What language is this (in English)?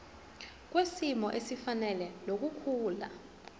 Zulu